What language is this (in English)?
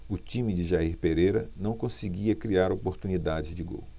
Portuguese